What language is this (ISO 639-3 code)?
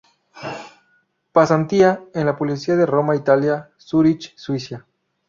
spa